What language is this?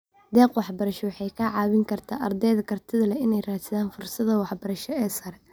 Somali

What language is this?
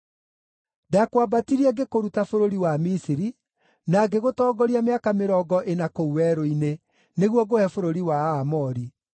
Kikuyu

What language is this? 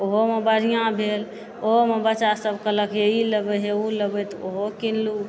Maithili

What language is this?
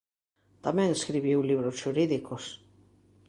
Galician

